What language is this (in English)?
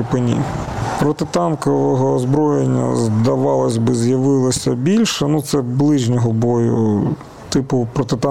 Ukrainian